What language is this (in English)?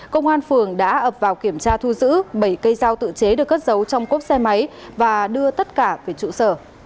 Vietnamese